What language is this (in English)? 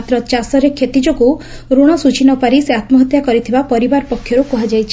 Odia